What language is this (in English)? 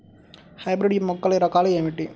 Telugu